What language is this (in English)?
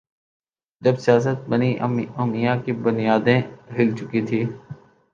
Urdu